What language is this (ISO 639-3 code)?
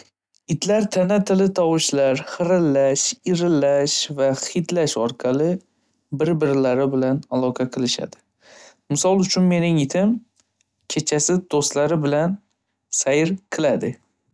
uzb